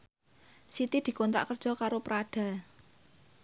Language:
Javanese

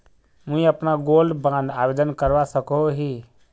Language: Magahi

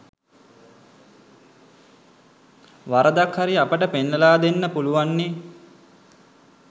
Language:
Sinhala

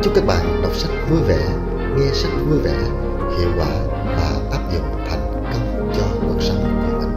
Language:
Vietnamese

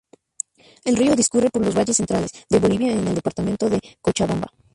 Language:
Spanish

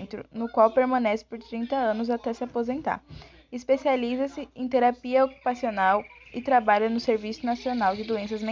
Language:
Portuguese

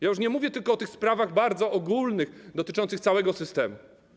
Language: Polish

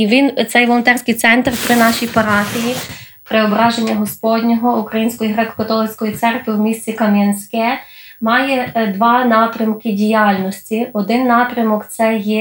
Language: Ukrainian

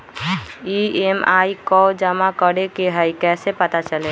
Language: Magahi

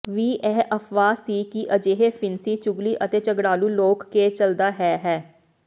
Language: Punjabi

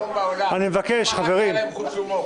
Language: Hebrew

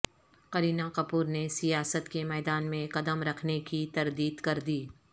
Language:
Urdu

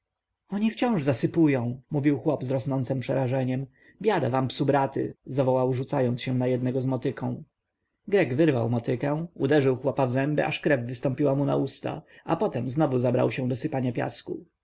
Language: Polish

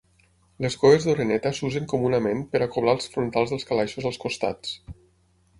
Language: Catalan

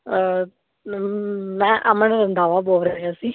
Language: Punjabi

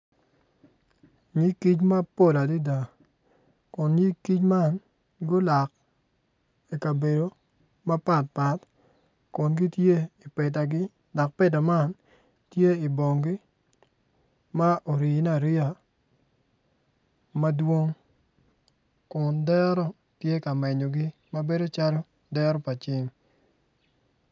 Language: Acoli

